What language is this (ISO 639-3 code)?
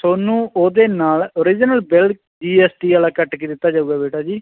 pan